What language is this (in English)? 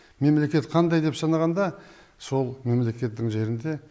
Kazakh